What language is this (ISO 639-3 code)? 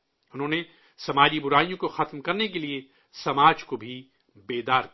urd